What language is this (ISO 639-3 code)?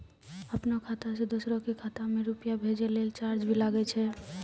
mai